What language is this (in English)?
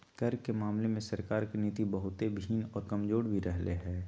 Magahi